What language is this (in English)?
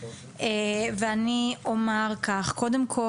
Hebrew